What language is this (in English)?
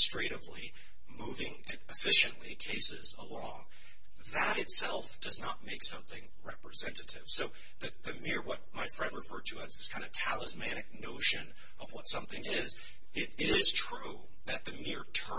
English